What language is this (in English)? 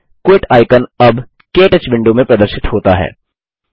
Hindi